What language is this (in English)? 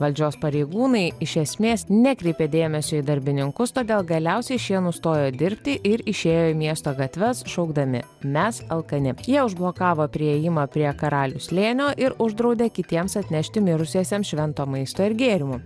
Lithuanian